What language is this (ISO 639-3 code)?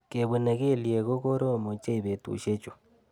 kln